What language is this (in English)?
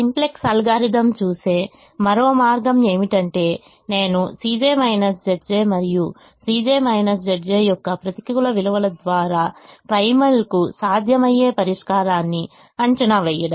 Telugu